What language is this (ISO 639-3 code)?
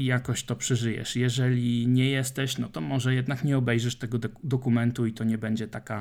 pol